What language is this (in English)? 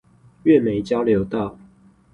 Chinese